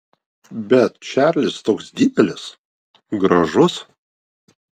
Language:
Lithuanian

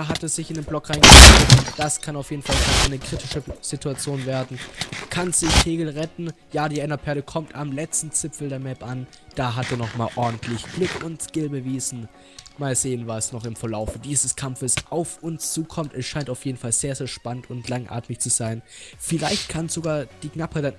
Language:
German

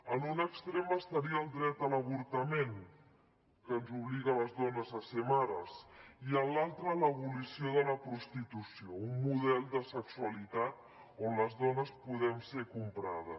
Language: Catalan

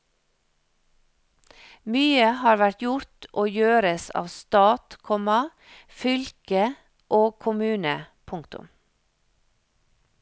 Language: Norwegian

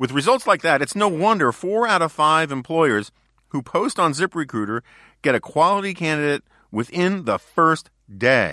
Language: English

